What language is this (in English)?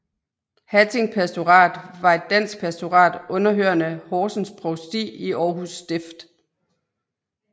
Danish